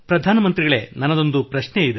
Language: Kannada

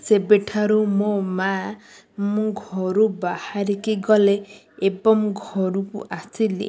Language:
Odia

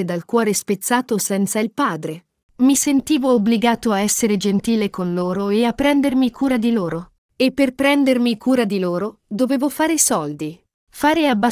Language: Italian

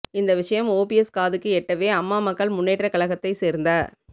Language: Tamil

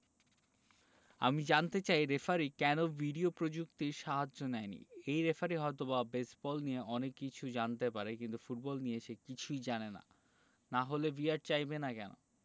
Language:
Bangla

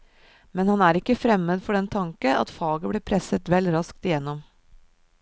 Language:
Norwegian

